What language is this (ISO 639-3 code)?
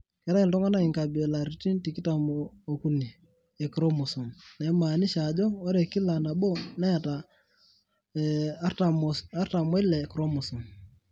mas